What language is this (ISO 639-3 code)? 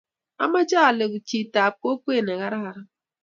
kln